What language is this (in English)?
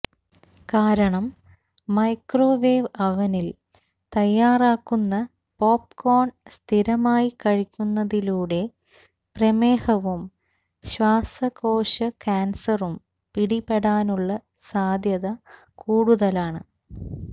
Malayalam